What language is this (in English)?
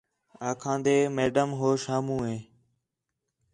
Khetrani